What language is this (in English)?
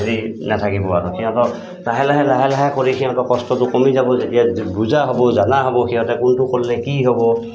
Assamese